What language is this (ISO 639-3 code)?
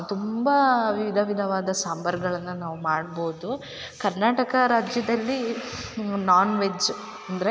kan